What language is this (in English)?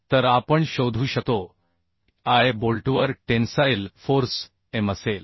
Marathi